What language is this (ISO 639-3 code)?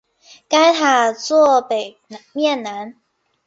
zho